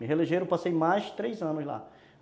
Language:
Portuguese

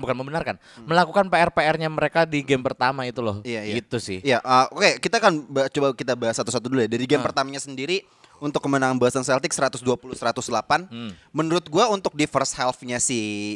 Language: Indonesian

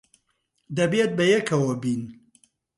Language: Central Kurdish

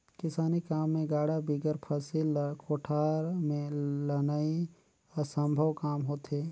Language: Chhattisgarhi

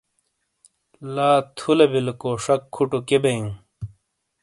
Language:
Shina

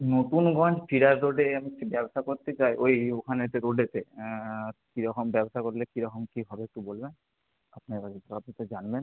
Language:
Bangla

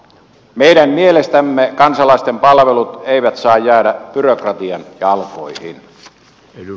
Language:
Finnish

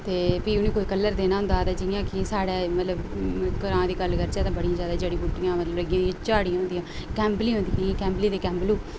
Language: Dogri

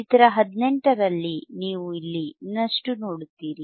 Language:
Kannada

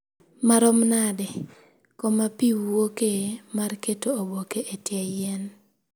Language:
Luo (Kenya and Tanzania)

